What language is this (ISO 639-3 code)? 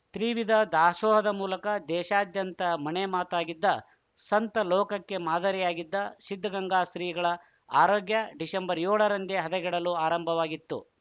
kan